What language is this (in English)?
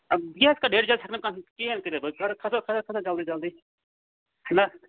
Kashmiri